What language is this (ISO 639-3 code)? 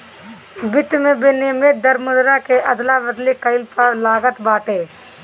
bho